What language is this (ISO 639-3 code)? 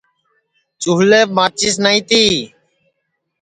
ssi